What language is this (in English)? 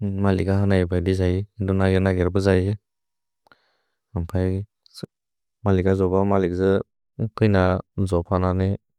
Bodo